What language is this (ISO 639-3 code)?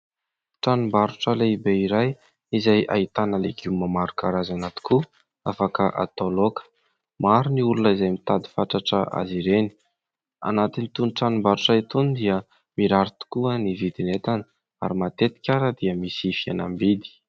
mlg